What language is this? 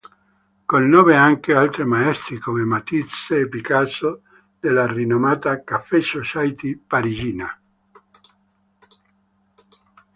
Italian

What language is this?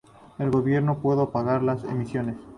Spanish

